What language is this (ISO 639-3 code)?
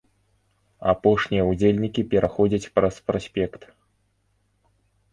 bel